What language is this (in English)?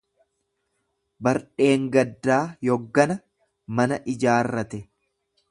Oromo